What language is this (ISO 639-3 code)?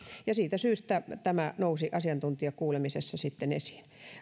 fin